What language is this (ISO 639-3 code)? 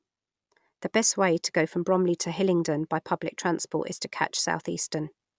eng